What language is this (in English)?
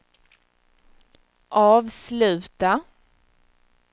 Swedish